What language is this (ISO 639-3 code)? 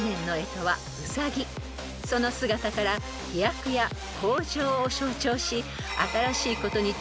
jpn